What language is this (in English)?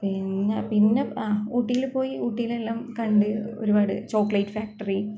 Malayalam